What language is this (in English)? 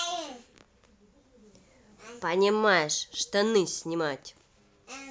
Russian